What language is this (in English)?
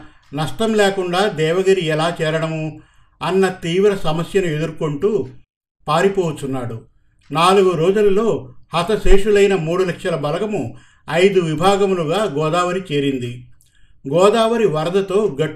Telugu